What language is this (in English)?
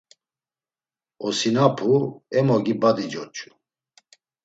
Laz